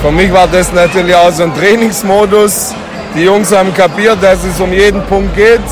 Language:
German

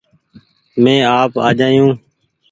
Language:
Goaria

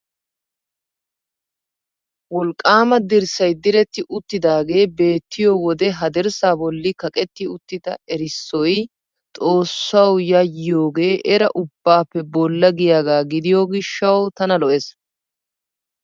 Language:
Wolaytta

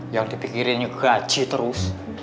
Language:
Indonesian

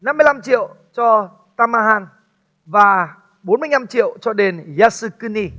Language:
Vietnamese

